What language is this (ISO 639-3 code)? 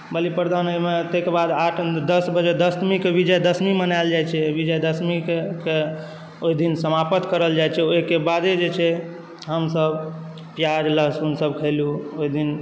mai